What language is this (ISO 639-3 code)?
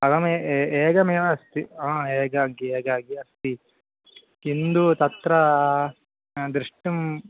san